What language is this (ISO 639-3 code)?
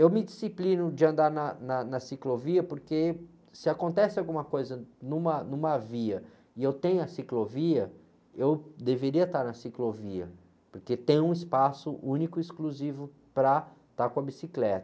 por